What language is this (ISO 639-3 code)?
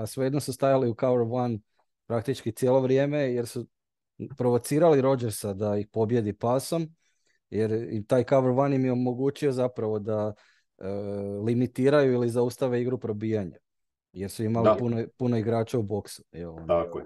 hrv